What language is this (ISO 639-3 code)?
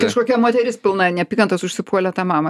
lit